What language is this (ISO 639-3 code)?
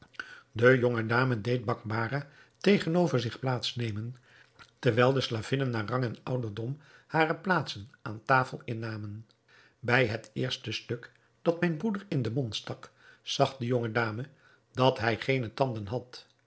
nld